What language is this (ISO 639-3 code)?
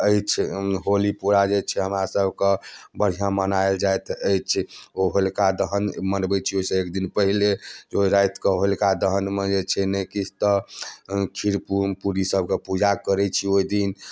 mai